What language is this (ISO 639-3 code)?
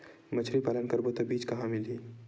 hne